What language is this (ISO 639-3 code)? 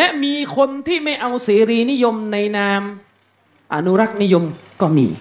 tha